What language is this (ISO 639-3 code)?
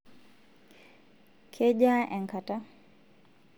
mas